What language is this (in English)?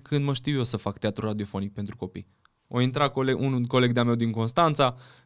Romanian